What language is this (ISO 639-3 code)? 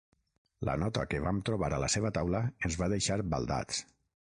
cat